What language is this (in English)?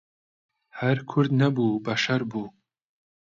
Central Kurdish